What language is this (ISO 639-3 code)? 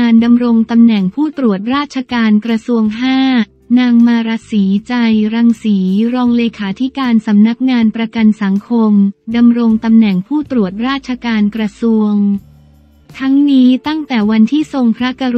tha